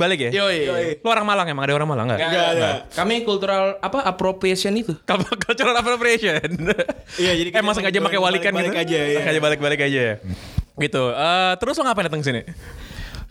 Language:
Indonesian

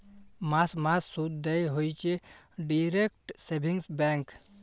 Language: Bangla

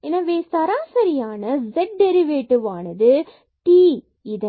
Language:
Tamil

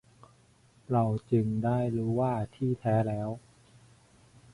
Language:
Thai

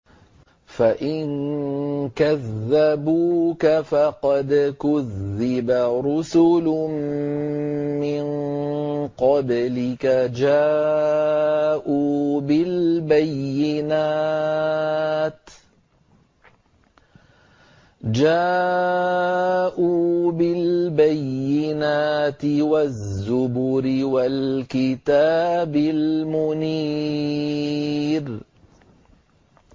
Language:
Arabic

